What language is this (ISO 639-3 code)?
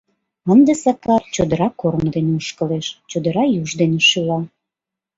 chm